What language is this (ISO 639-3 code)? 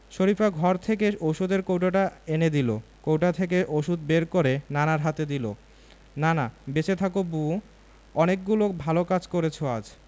ben